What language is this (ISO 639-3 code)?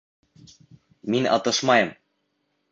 bak